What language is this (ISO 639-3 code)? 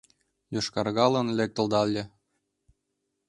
chm